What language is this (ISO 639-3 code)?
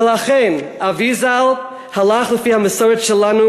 heb